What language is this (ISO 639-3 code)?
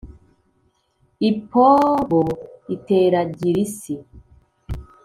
kin